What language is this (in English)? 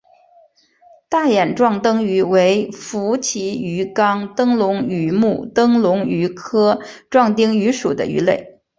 Chinese